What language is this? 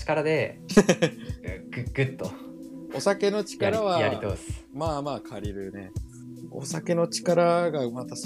Japanese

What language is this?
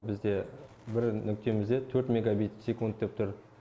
Kazakh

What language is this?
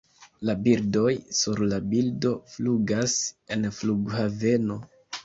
Esperanto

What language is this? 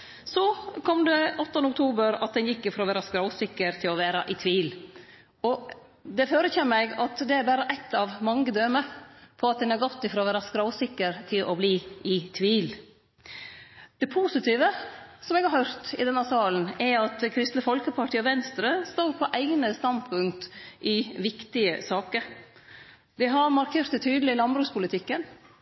Norwegian Nynorsk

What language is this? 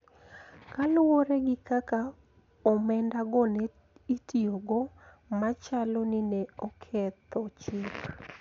Luo (Kenya and Tanzania)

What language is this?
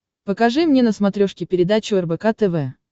Russian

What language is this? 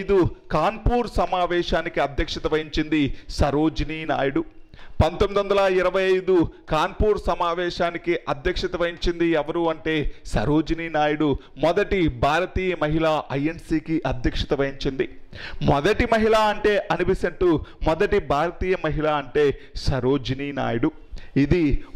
Hindi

